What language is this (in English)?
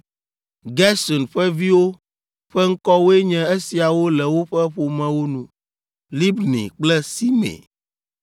Ewe